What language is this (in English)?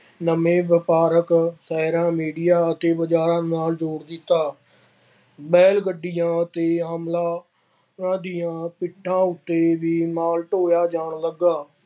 Punjabi